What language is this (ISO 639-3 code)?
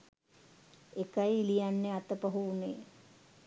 sin